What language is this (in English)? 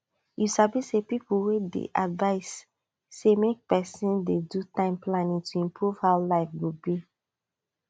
Nigerian Pidgin